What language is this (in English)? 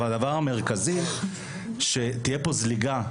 Hebrew